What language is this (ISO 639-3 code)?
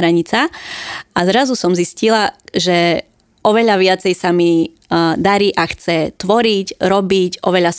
slk